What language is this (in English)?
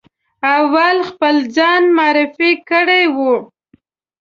Pashto